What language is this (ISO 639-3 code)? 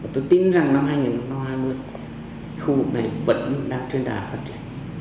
vie